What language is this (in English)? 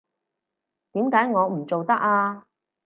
Cantonese